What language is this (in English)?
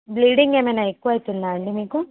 Telugu